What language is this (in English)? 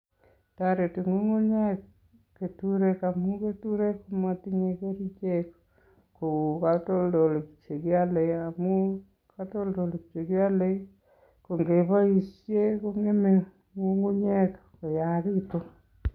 Kalenjin